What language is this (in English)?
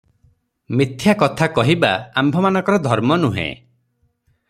Odia